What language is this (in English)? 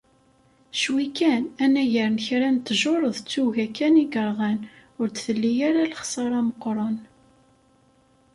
Kabyle